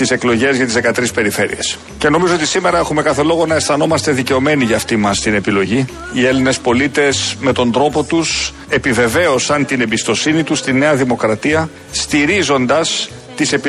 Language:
Greek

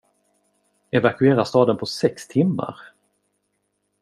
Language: Swedish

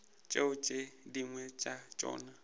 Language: Northern Sotho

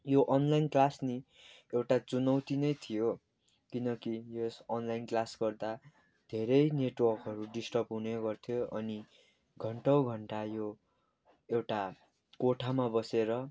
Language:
Nepali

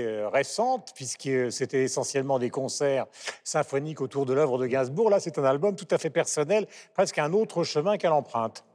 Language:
French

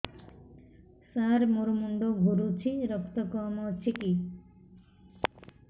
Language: Odia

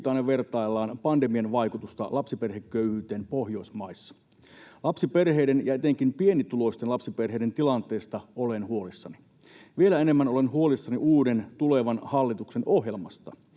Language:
Finnish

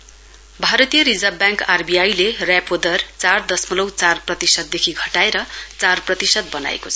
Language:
Nepali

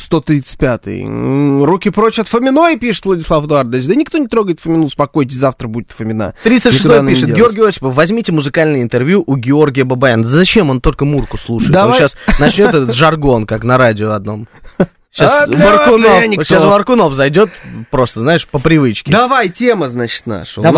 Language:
Russian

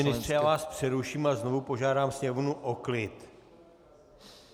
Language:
Czech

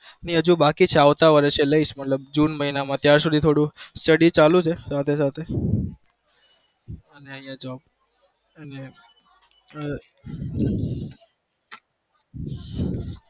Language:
Gujarati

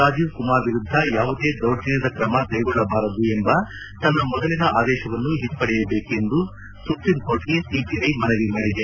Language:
Kannada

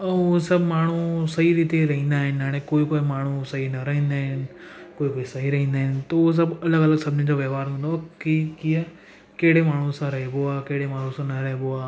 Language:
Sindhi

